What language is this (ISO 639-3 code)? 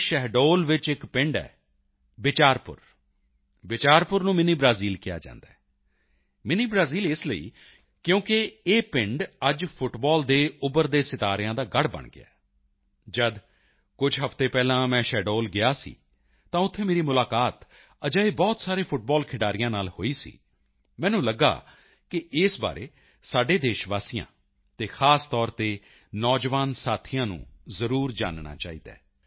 pan